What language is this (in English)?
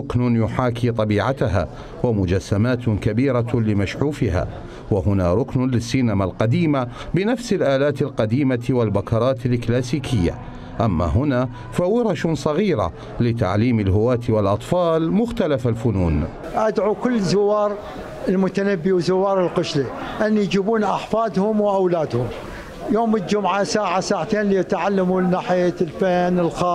Arabic